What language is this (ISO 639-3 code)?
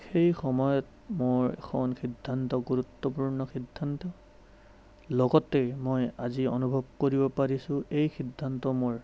asm